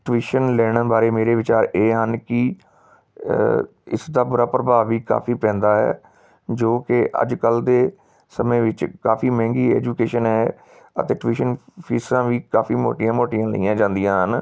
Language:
Punjabi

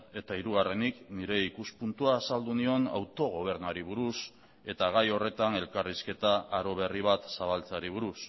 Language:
Basque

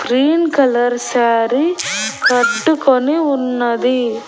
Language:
Telugu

